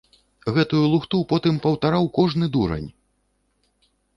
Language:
Belarusian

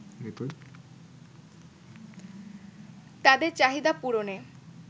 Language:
Bangla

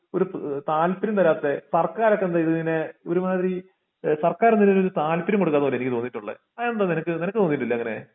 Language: Malayalam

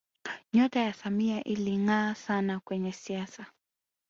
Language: Swahili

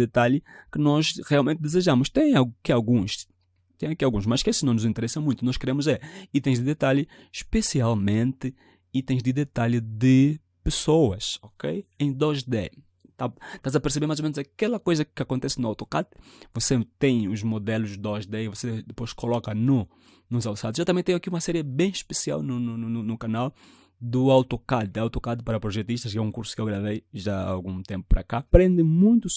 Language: Portuguese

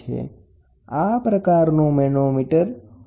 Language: Gujarati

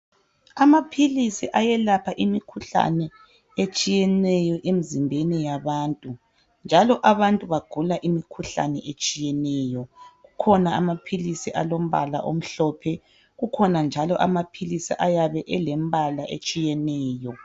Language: North Ndebele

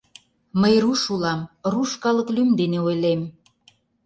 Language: Mari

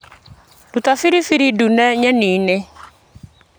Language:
Kikuyu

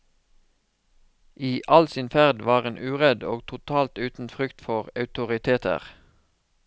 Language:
Norwegian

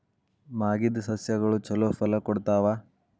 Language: Kannada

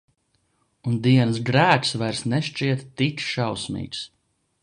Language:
Latvian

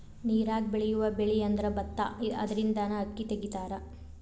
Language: Kannada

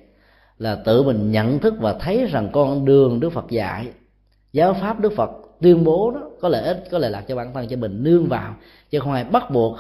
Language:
Vietnamese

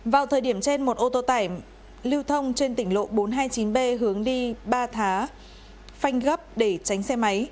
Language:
Vietnamese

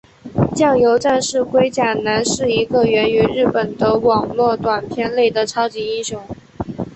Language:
Chinese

